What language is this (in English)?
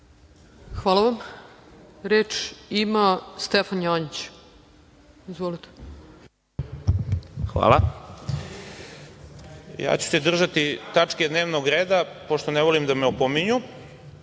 Serbian